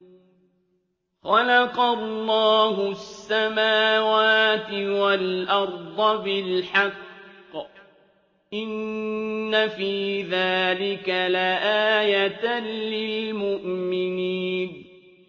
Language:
Arabic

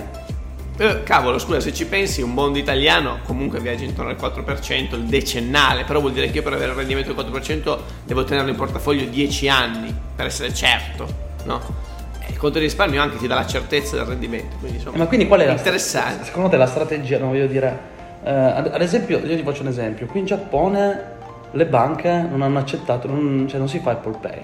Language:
Italian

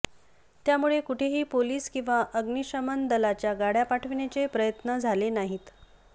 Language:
Marathi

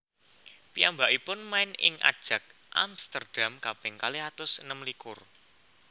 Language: Javanese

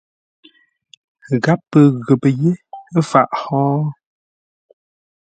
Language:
Ngombale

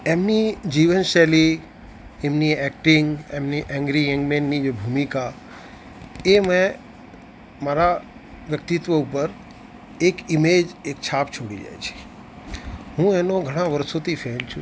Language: Gujarati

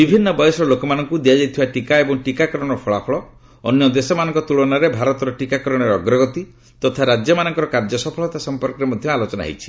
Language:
Odia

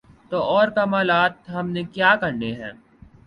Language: Urdu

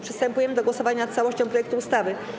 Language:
Polish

